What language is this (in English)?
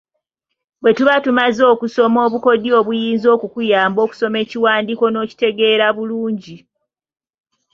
Ganda